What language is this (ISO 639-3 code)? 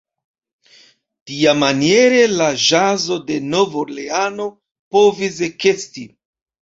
epo